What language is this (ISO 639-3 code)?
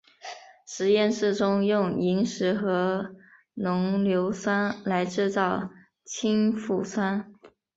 zho